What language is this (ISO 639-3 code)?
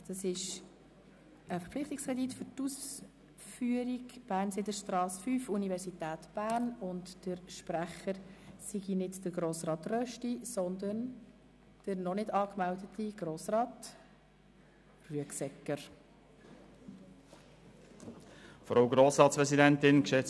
gsw